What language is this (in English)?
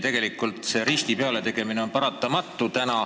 Estonian